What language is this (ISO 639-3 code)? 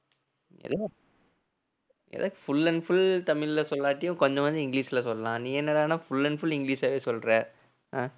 tam